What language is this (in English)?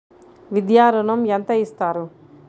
Telugu